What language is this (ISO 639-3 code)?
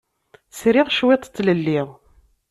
kab